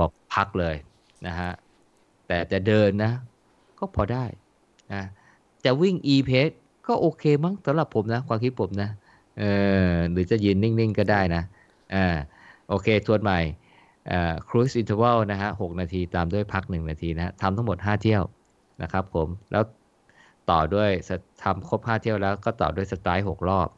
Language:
Thai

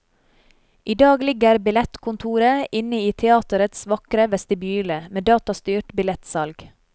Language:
Norwegian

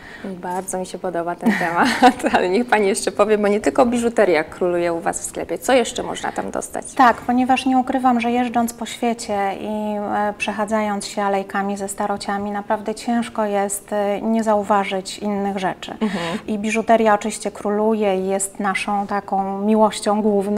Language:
Polish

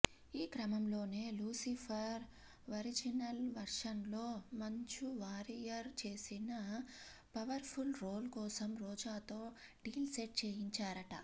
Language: Telugu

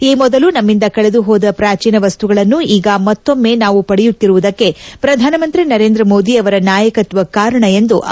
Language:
Kannada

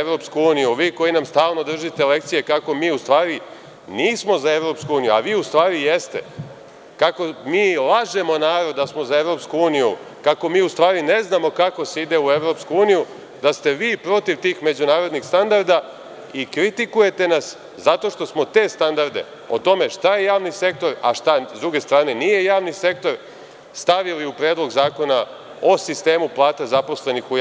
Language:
Serbian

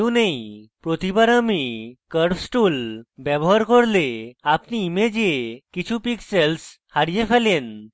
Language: Bangla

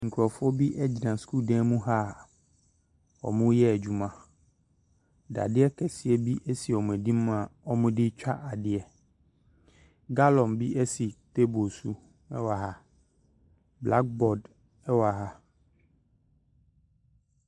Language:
Akan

